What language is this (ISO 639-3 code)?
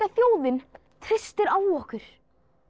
isl